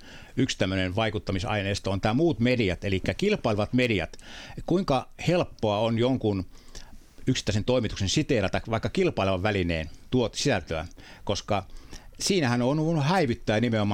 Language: Finnish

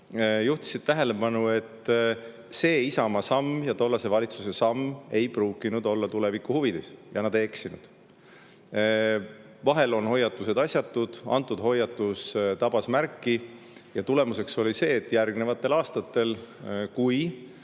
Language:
Estonian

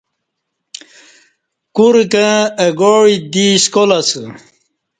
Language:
Kati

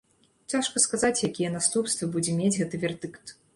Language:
Belarusian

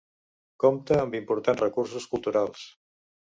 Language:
Catalan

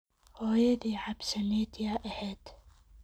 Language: Somali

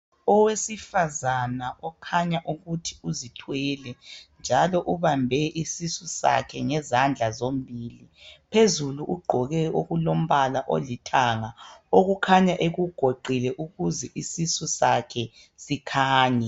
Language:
North Ndebele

